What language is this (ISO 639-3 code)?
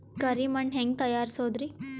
kan